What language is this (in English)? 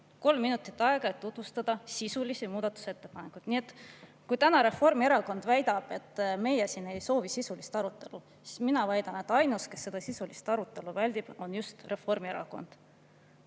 Estonian